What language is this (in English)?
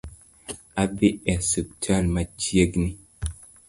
Luo (Kenya and Tanzania)